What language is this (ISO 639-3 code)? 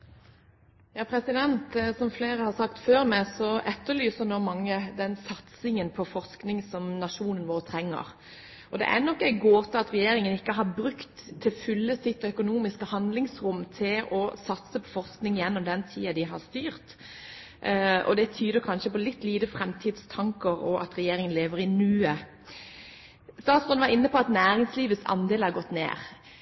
nor